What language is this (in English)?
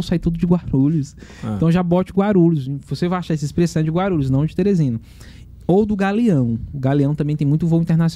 Portuguese